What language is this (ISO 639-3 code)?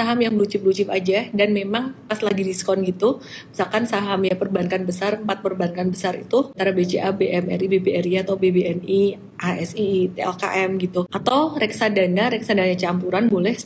ind